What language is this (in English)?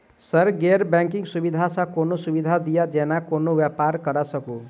Maithili